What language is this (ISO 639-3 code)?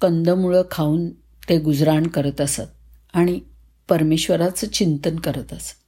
mar